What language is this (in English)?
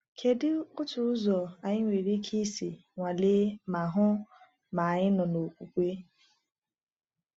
Igbo